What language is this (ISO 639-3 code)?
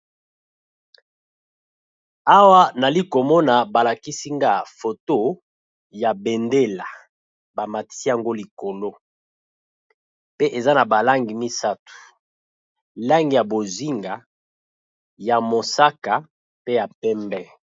lin